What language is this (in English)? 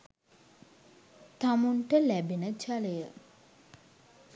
Sinhala